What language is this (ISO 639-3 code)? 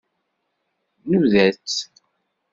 kab